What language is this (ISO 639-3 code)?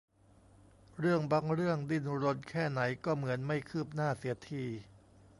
tha